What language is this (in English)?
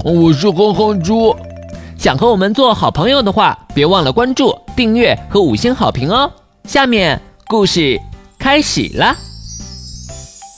Chinese